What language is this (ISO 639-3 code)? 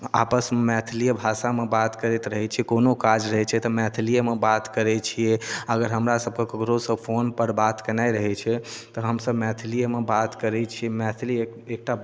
mai